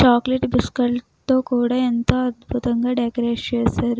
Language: Telugu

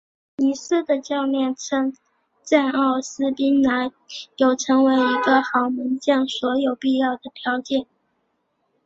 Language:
Chinese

